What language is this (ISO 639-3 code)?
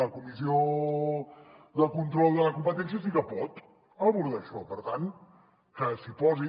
cat